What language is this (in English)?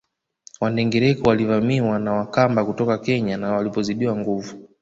Swahili